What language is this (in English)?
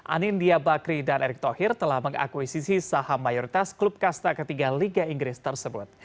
Indonesian